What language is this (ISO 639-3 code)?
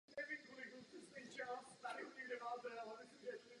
ces